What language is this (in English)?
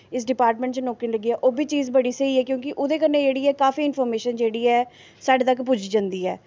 Dogri